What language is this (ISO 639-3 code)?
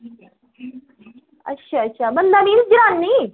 doi